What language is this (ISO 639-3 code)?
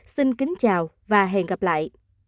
vie